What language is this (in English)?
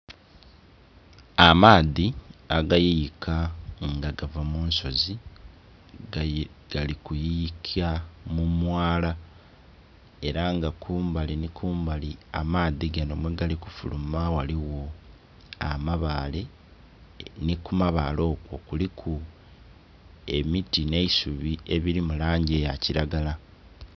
Soga